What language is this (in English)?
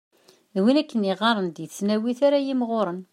Kabyle